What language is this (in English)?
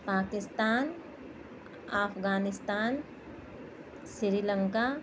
Urdu